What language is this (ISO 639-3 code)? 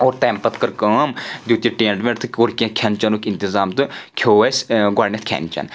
kas